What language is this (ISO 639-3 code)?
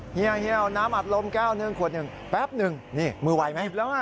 tha